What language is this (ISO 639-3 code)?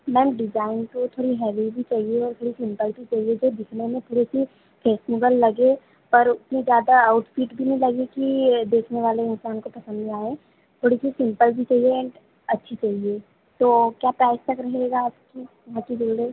hin